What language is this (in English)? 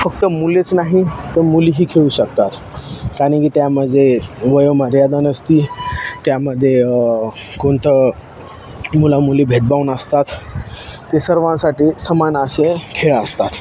Marathi